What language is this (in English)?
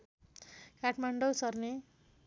Nepali